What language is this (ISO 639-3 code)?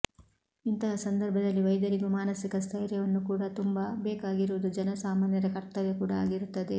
kan